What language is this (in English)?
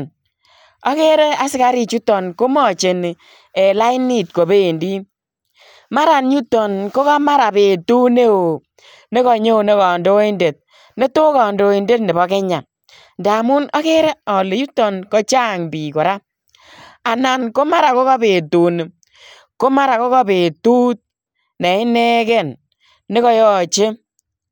Kalenjin